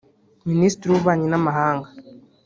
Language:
Kinyarwanda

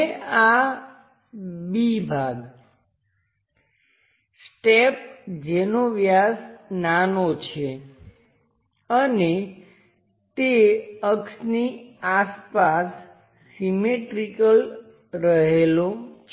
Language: Gujarati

